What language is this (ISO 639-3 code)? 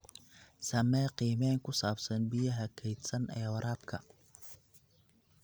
som